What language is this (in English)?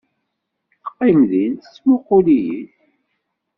Kabyle